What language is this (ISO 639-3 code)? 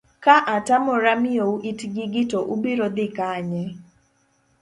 luo